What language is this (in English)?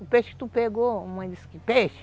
Portuguese